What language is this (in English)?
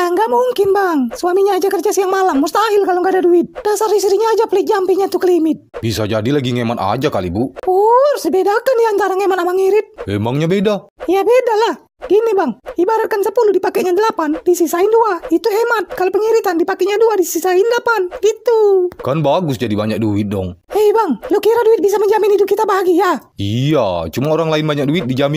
Indonesian